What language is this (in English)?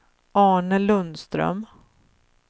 Swedish